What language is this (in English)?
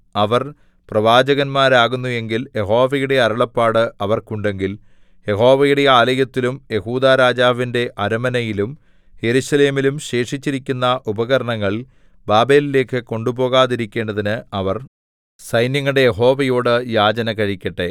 Malayalam